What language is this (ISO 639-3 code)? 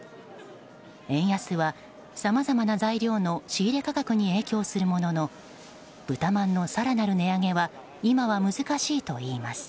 jpn